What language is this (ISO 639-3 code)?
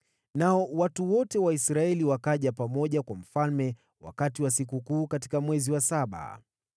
swa